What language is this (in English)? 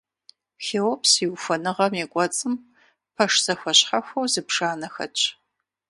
Kabardian